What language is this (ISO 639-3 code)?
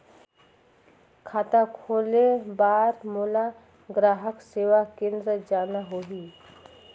hne